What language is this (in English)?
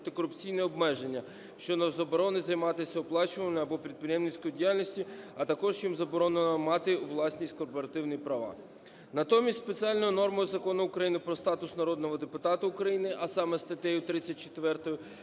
Ukrainian